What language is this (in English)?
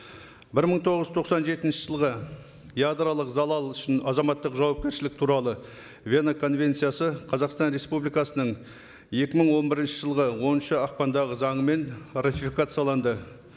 Kazakh